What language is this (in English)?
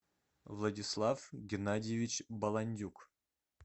Russian